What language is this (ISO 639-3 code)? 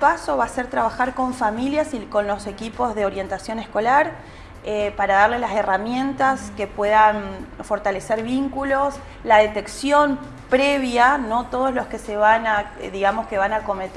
spa